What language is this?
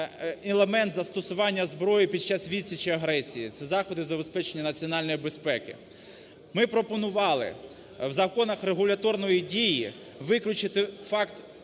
Ukrainian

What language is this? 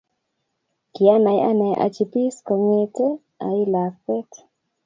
Kalenjin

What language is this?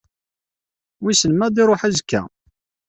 Kabyle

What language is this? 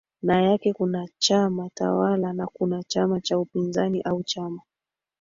Swahili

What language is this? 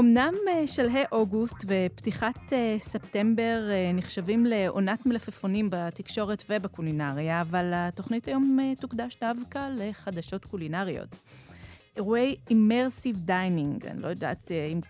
Hebrew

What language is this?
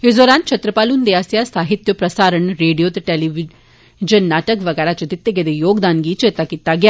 Dogri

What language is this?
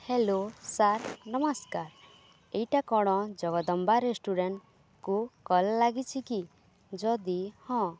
Odia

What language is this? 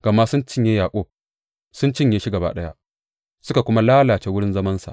Hausa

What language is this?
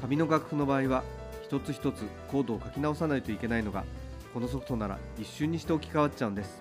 Japanese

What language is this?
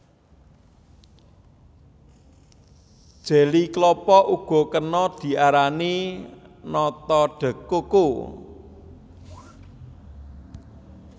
Javanese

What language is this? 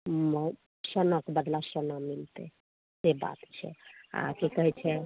Maithili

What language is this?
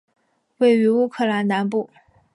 Chinese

